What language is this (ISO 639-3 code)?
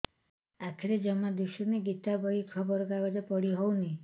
ori